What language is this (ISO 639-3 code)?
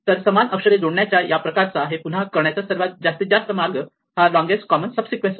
mar